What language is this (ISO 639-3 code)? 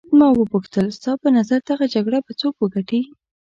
pus